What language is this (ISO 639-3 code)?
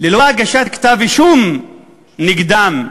heb